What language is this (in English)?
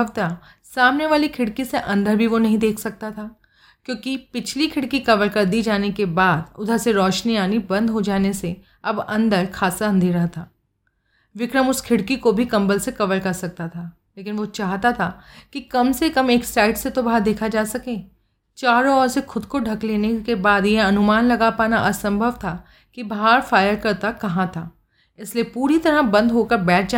Hindi